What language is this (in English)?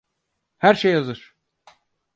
Turkish